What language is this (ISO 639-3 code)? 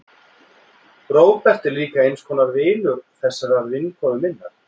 isl